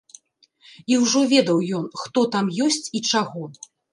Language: Belarusian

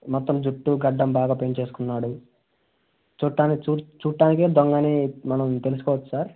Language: Telugu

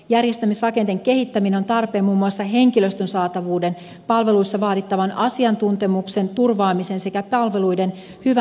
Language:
Finnish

